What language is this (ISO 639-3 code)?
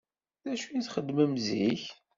kab